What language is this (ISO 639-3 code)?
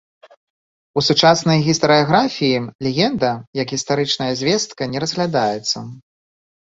bel